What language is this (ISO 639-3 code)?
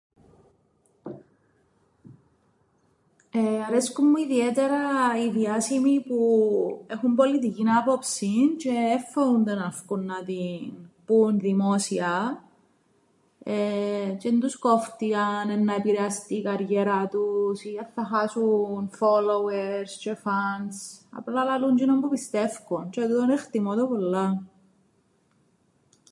ell